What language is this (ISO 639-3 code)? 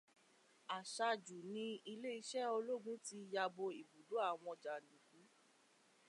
yor